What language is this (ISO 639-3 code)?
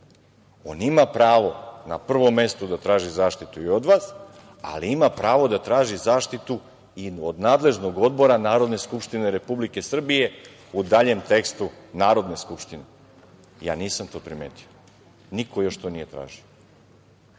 srp